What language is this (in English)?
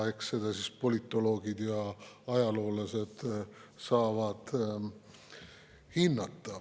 Estonian